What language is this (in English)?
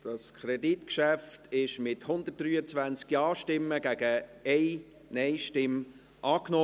Swiss German